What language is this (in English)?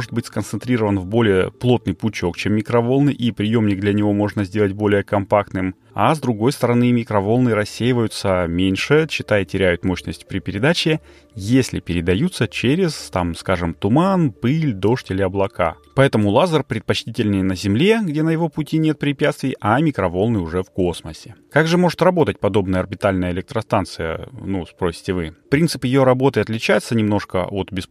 Russian